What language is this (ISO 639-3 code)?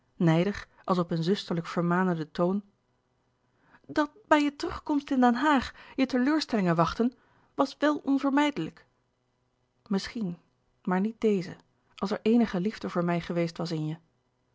nld